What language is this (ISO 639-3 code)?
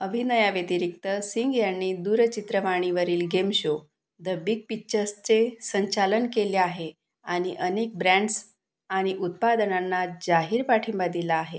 mar